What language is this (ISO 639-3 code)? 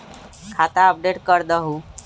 mag